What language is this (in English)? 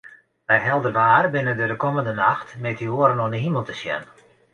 Western Frisian